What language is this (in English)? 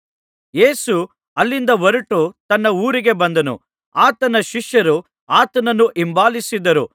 Kannada